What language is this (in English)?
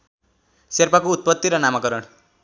Nepali